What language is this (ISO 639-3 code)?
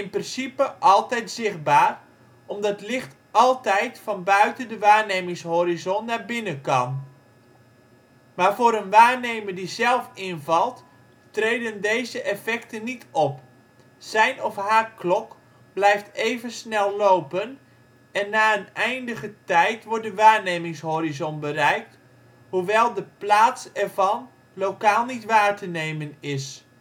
nld